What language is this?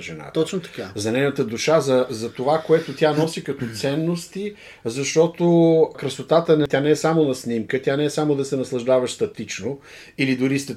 Bulgarian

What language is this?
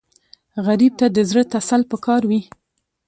Pashto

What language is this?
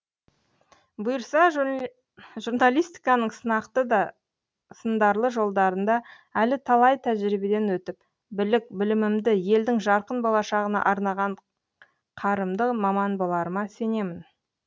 Kazakh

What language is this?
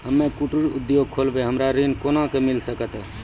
Maithili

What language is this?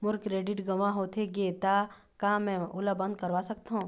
Chhattisgarhi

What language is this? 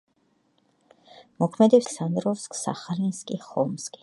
Georgian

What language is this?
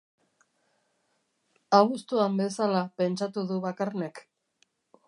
Basque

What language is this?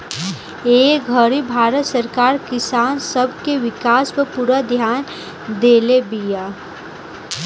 Bhojpuri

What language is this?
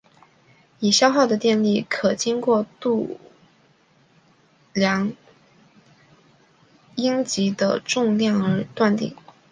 Chinese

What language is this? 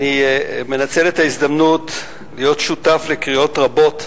Hebrew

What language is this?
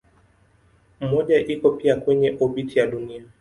Swahili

